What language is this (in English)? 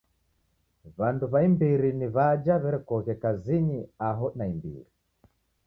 Taita